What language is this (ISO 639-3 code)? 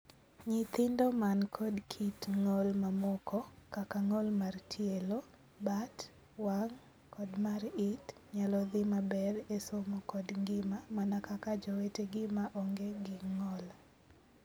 luo